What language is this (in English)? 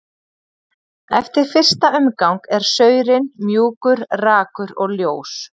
Icelandic